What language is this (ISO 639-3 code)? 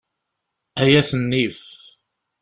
kab